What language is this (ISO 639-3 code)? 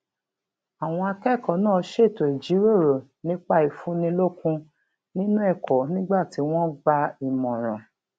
yor